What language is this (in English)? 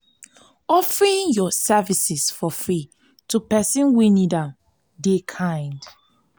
Nigerian Pidgin